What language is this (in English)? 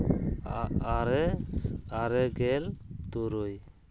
Santali